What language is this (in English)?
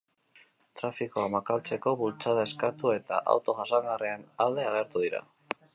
Basque